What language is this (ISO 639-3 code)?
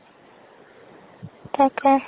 asm